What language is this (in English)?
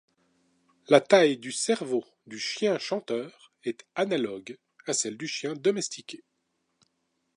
French